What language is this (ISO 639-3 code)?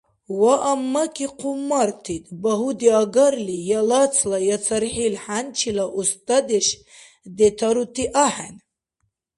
dar